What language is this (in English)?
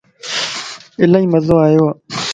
Lasi